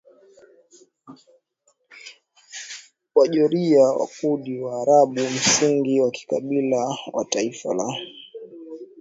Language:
Swahili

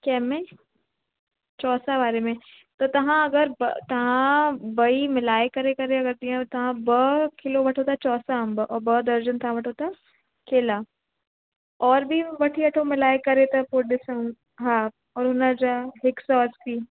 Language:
Sindhi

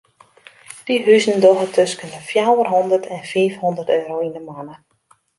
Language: Western Frisian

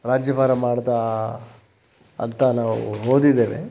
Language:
Kannada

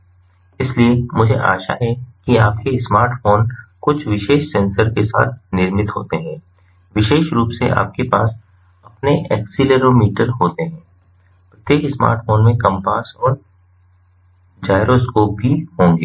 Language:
Hindi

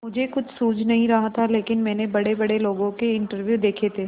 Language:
Hindi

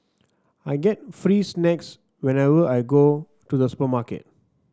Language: English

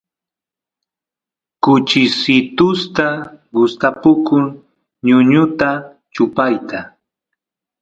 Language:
Santiago del Estero Quichua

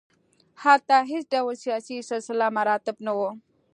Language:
Pashto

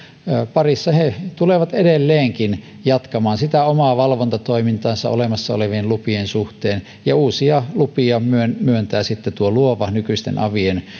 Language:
Finnish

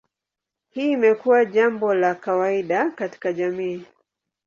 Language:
Swahili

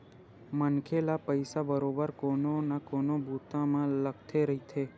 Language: Chhattisgarhi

